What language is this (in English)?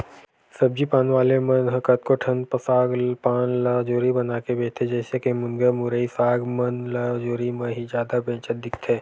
Chhattisgarhi